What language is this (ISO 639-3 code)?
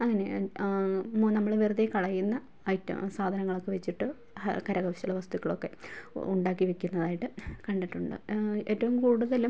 mal